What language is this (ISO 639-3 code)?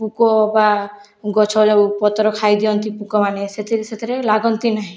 ori